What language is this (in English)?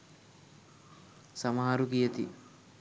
Sinhala